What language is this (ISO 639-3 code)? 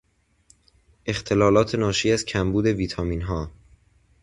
fas